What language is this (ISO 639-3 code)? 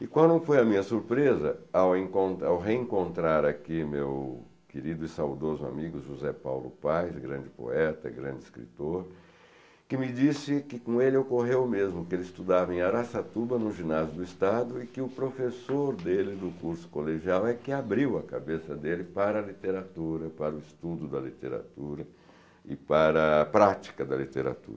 por